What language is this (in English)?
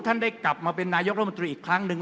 Thai